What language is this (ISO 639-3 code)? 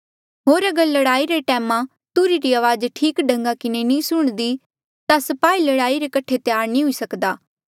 mjl